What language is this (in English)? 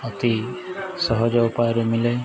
Odia